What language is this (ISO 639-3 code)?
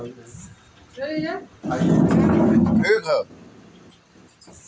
bho